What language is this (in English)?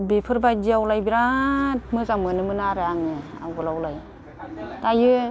Bodo